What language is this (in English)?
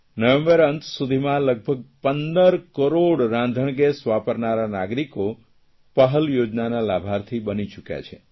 Gujarati